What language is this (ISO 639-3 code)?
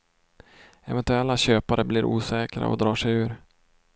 swe